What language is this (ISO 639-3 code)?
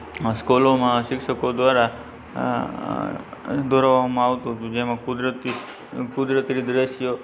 guj